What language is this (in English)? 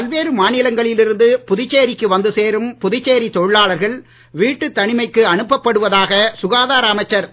Tamil